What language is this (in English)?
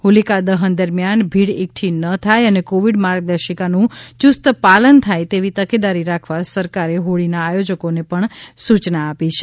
Gujarati